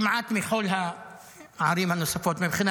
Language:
Hebrew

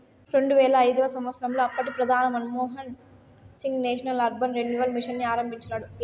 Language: Telugu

